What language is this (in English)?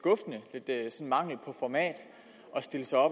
Danish